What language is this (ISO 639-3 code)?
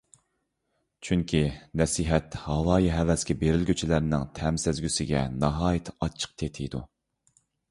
uig